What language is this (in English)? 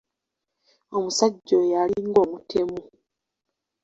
Ganda